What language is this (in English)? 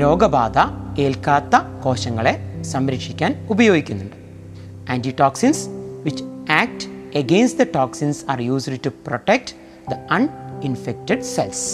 Malayalam